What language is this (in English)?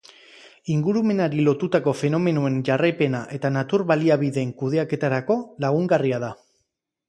Basque